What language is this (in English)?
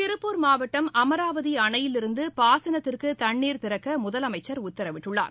Tamil